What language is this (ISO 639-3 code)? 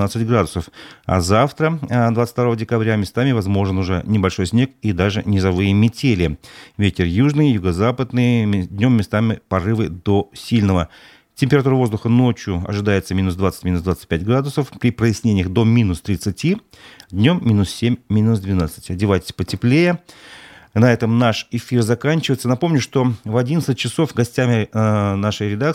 rus